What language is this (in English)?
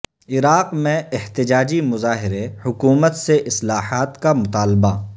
Urdu